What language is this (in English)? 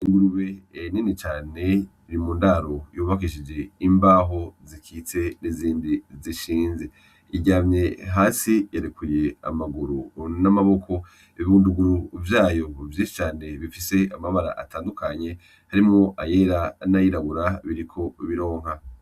Rundi